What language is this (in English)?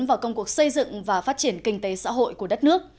Vietnamese